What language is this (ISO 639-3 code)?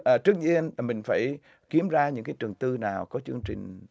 vie